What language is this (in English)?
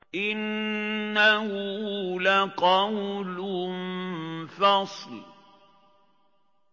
Arabic